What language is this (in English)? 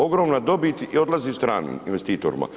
Croatian